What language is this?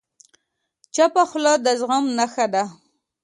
Pashto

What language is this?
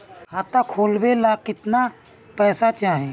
Bhojpuri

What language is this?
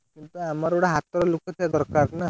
Odia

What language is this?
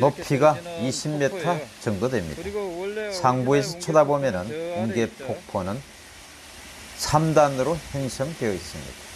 Korean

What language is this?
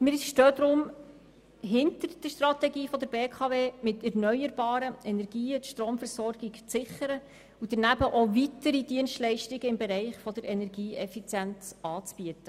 Swiss German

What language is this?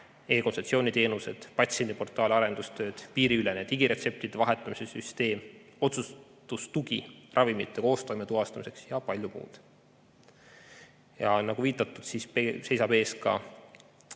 Estonian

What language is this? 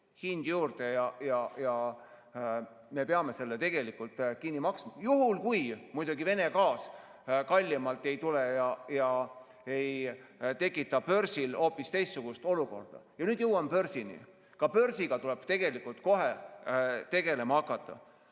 Estonian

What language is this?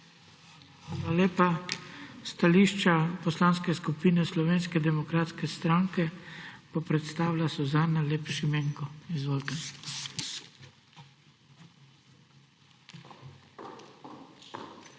Slovenian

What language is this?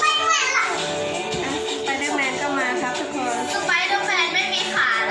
Thai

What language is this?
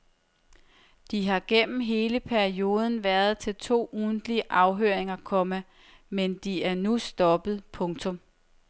Danish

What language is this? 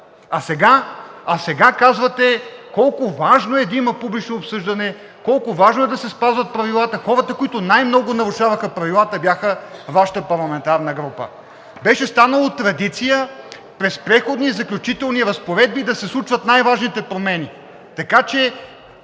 Bulgarian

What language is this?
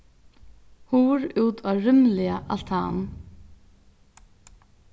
Faroese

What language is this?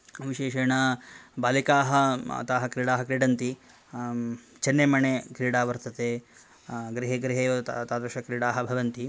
Sanskrit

